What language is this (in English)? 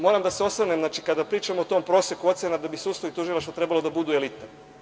Serbian